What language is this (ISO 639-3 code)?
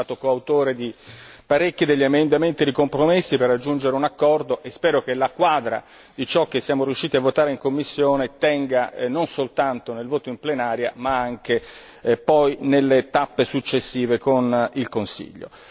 ita